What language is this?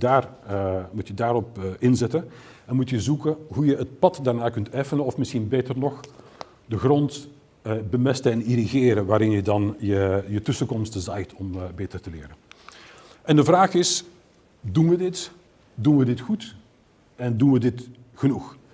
Dutch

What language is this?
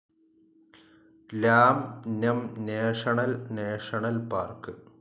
Malayalam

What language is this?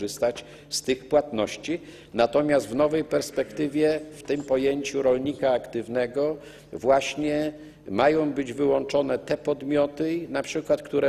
Polish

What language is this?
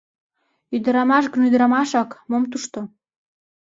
Mari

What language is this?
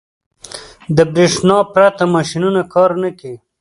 Pashto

